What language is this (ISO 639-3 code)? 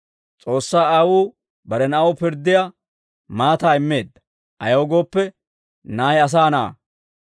dwr